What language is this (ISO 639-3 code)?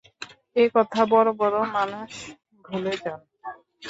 ben